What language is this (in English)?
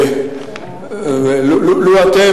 Hebrew